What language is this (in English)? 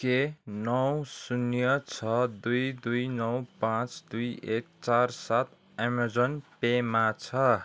Nepali